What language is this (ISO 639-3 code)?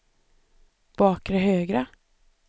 swe